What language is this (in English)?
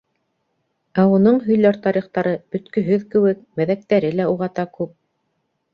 Bashkir